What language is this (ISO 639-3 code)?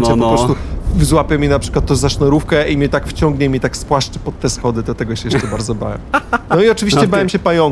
pol